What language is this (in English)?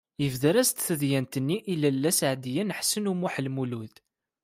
Kabyle